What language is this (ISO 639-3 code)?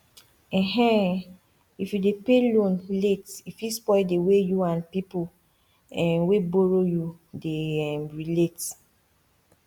pcm